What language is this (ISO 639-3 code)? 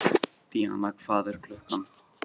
isl